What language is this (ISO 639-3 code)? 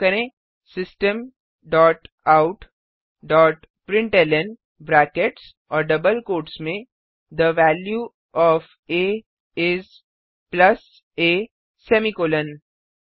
hin